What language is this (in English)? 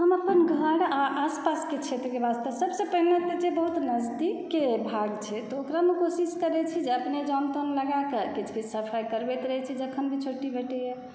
Maithili